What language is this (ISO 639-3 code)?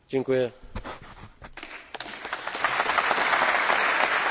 pol